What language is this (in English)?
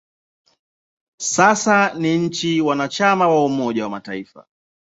Swahili